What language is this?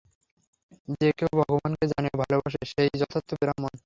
Bangla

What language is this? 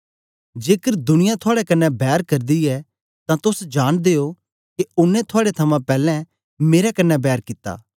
Dogri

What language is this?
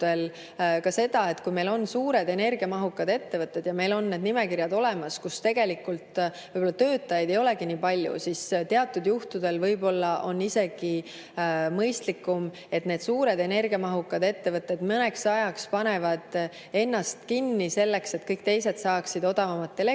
Estonian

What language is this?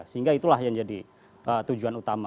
Indonesian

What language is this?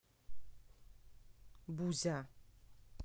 Russian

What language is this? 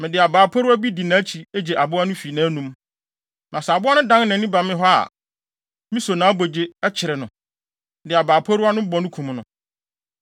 Akan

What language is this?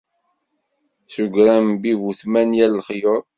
Kabyle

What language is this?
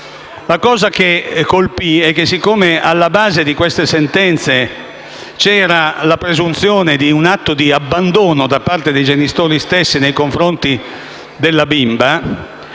Italian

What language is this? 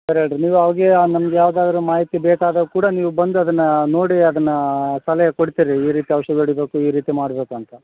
Kannada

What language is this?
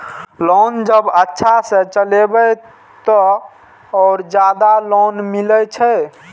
Maithili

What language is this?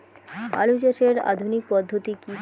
Bangla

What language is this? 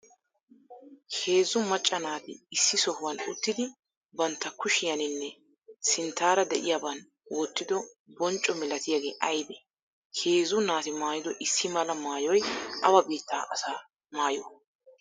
Wolaytta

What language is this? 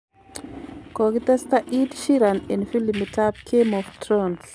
Kalenjin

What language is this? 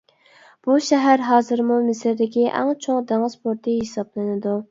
Uyghur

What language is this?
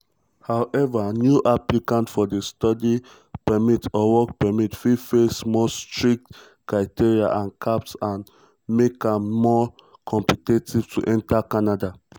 Nigerian Pidgin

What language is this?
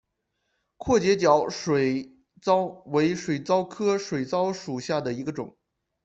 Chinese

